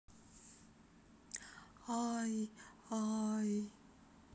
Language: Russian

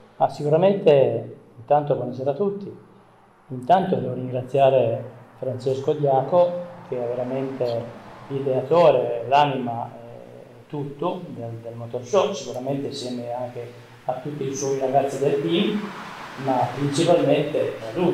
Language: Italian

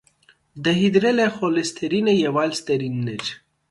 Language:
Armenian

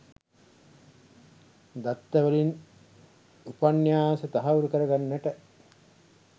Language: Sinhala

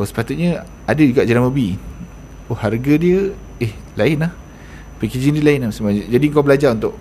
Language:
Malay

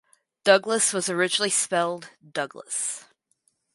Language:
English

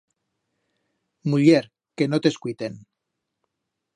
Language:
Aragonese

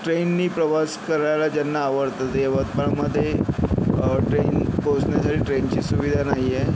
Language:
Marathi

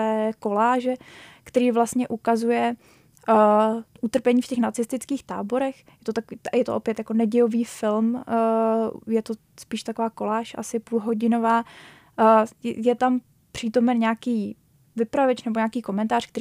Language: Czech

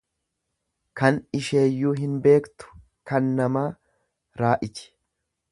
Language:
Oromo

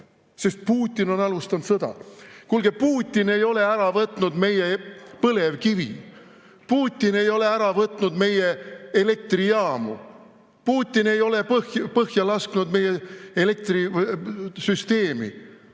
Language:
Estonian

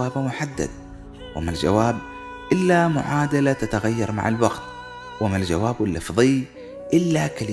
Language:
Arabic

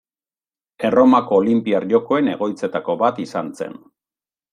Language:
Basque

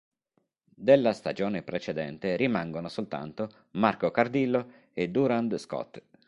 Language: Italian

